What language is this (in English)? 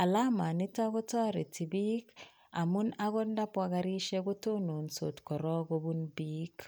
Kalenjin